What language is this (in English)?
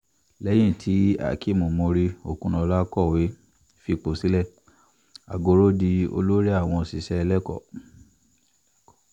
Yoruba